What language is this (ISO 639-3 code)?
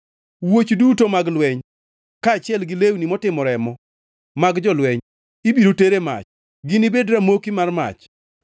luo